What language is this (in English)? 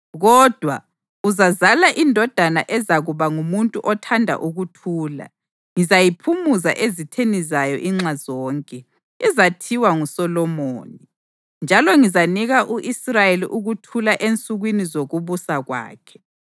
North Ndebele